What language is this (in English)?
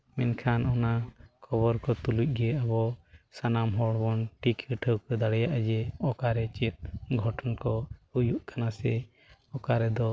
Santali